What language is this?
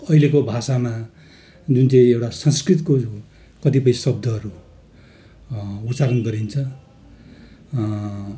Nepali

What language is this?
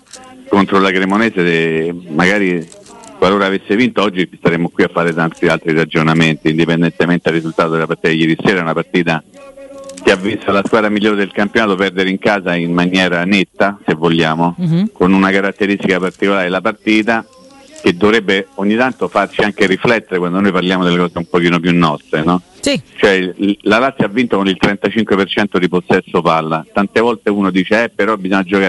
Italian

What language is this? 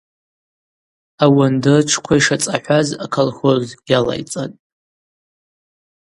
Abaza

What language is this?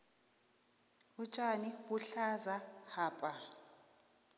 South Ndebele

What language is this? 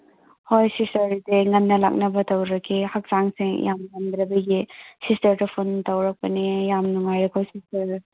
Manipuri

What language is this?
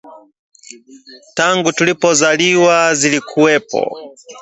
Swahili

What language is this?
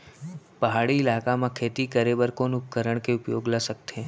Chhattisgarhi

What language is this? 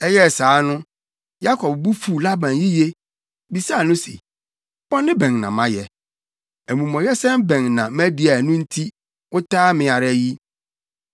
Akan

